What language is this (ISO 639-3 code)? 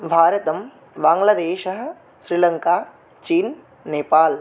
san